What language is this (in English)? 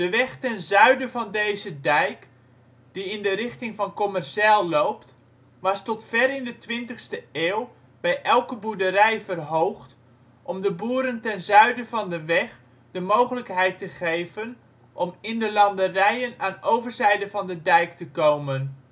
Dutch